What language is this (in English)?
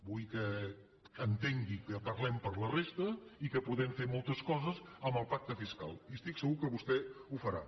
Catalan